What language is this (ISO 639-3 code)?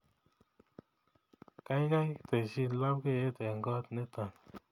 kln